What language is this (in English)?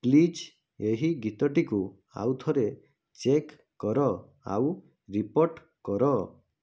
Odia